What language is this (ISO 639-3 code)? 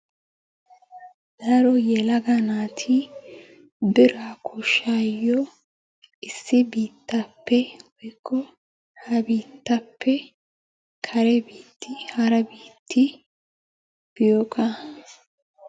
wal